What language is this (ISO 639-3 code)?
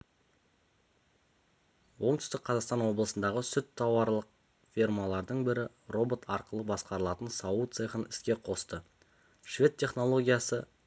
kaz